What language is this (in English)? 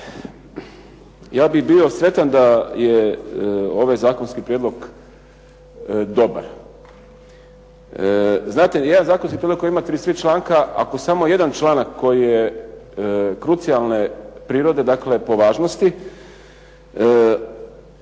Croatian